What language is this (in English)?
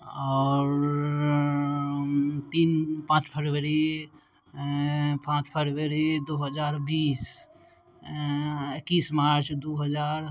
Maithili